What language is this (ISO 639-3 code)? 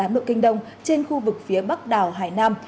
vie